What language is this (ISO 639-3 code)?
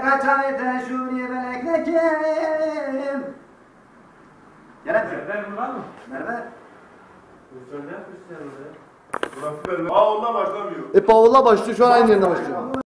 tur